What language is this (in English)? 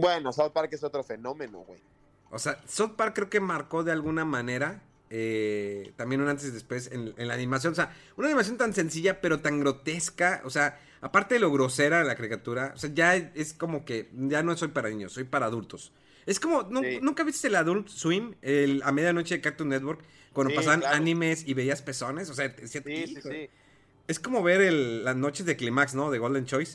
Spanish